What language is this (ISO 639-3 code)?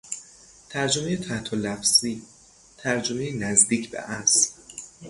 fas